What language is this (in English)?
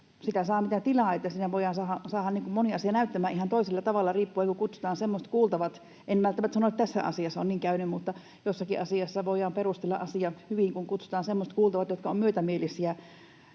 Finnish